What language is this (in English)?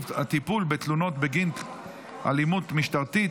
Hebrew